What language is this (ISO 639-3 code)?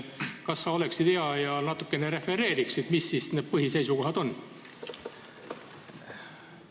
est